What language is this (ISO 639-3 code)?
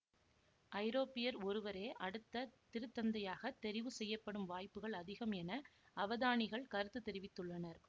tam